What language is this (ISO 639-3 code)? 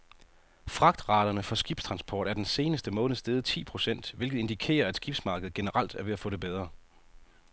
dan